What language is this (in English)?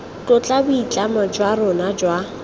Tswana